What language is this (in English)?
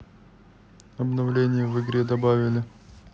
Russian